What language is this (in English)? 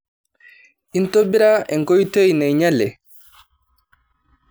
Masai